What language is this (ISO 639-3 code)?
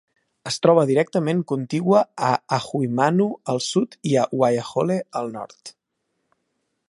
cat